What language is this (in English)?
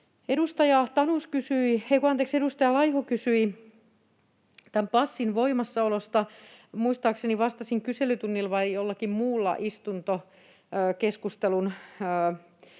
Finnish